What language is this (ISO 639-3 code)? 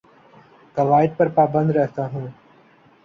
urd